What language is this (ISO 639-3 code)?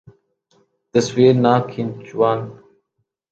urd